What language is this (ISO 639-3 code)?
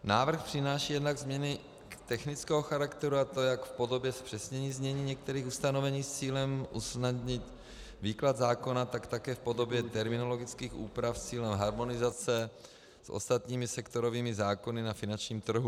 ces